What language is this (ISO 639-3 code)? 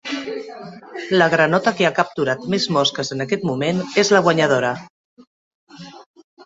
cat